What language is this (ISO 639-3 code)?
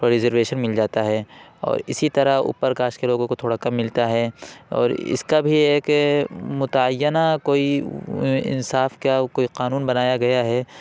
urd